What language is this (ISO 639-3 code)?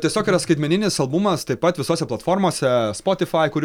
lit